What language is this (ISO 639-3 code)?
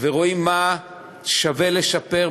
heb